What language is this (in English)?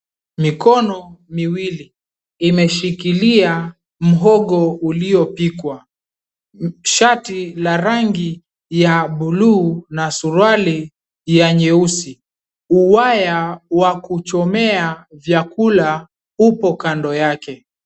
Swahili